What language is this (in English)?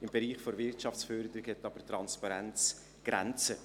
Swiss German